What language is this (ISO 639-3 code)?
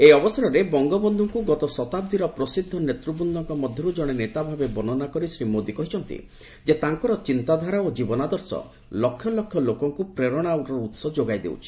ori